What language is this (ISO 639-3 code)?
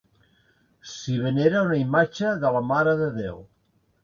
cat